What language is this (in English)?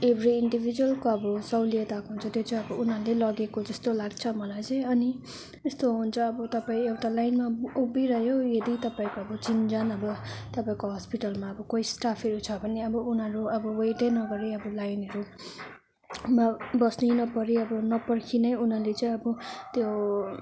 Nepali